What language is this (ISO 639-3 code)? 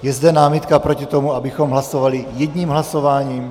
ces